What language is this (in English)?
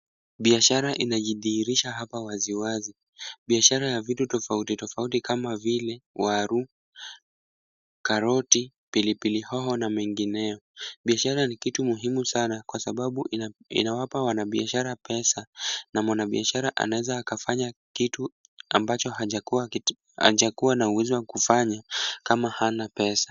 Swahili